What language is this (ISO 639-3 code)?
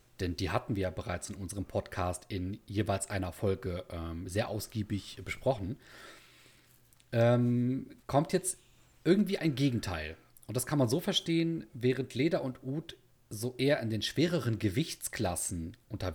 deu